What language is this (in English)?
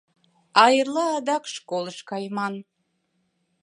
Mari